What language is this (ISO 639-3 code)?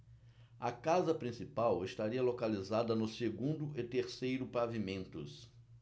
por